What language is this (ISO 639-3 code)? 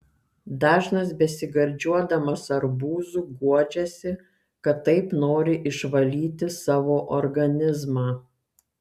lit